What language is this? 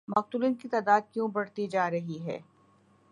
Urdu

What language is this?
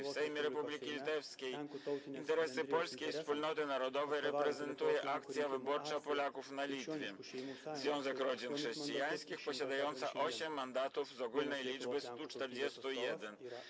Polish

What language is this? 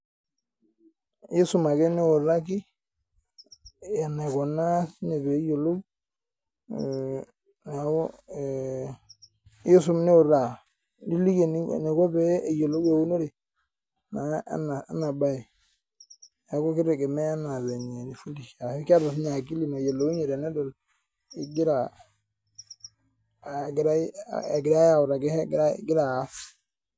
Masai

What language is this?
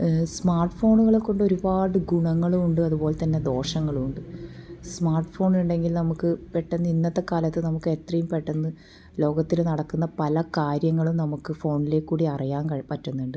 Malayalam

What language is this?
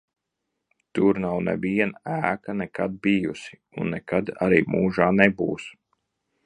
Latvian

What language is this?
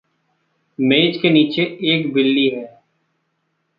Hindi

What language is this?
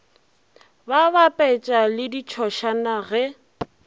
Northern Sotho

